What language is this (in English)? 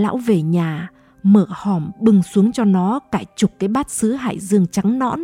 Vietnamese